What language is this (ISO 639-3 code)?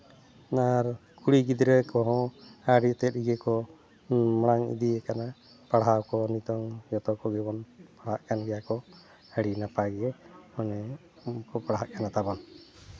sat